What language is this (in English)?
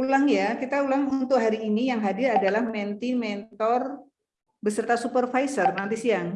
Indonesian